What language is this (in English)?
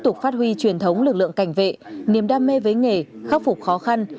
Vietnamese